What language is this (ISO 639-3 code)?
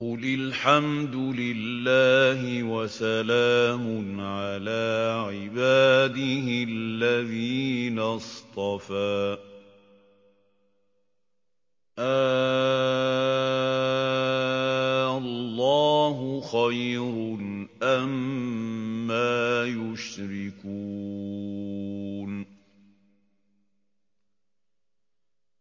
ara